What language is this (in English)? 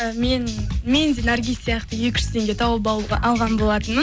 Kazakh